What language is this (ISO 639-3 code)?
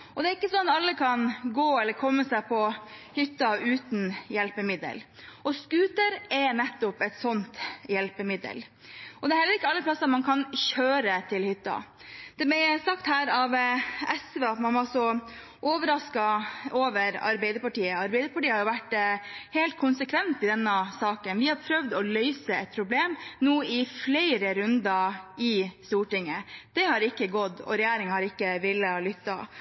nob